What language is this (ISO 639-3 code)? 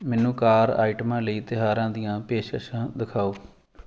pan